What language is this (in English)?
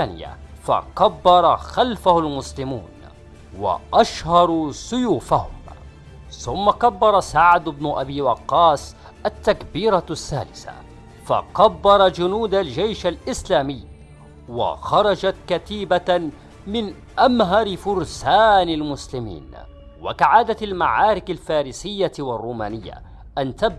Arabic